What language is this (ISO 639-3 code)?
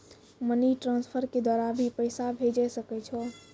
mai